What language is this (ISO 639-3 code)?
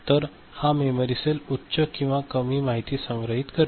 mar